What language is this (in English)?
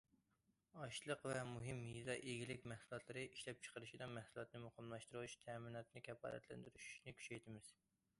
Uyghur